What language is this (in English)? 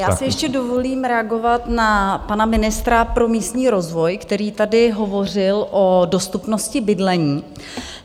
Czech